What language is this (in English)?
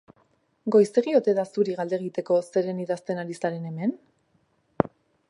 Basque